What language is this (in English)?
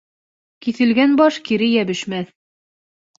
Bashkir